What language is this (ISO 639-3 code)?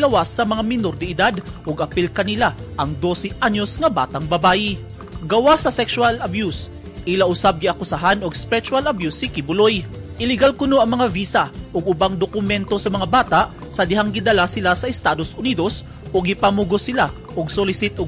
fil